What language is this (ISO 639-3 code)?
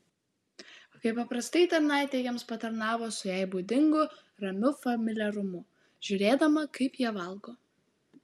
lit